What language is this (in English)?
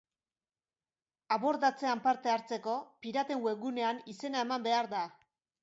Basque